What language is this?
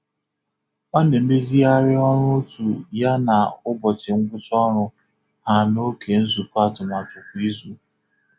Igbo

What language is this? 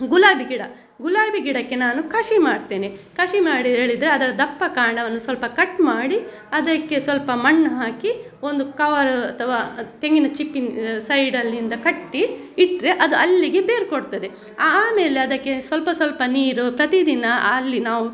Kannada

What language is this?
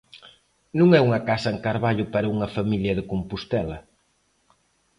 Galician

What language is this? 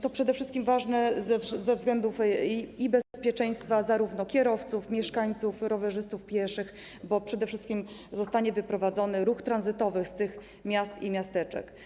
Polish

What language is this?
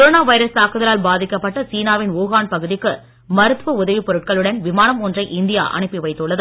Tamil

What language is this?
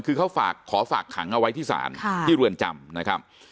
Thai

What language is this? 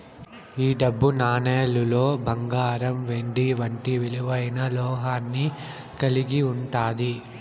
Telugu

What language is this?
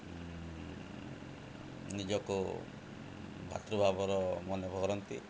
Odia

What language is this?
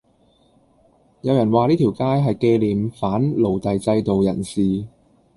Cantonese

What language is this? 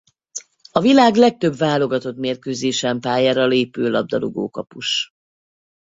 Hungarian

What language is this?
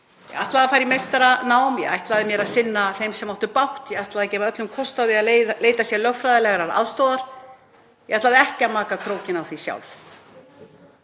Icelandic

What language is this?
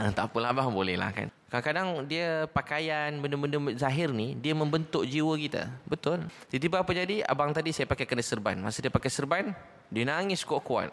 Malay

